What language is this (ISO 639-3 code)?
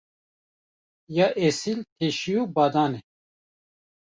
kur